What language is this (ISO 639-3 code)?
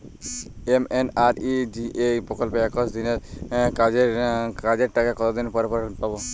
ben